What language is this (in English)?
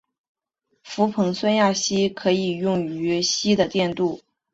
Chinese